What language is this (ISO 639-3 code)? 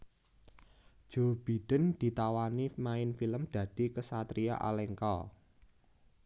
jav